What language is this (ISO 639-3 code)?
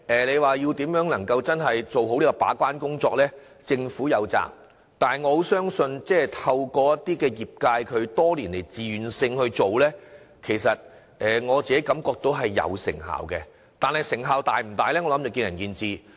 yue